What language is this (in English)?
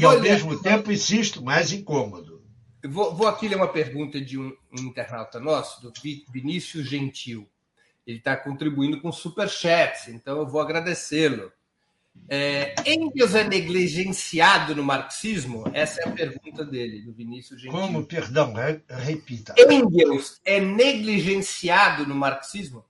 Portuguese